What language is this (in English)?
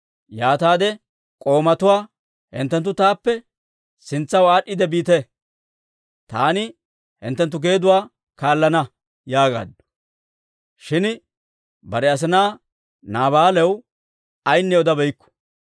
Dawro